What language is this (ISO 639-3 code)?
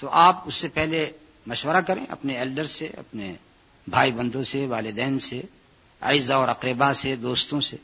urd